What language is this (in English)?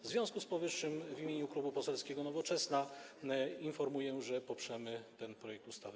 Polish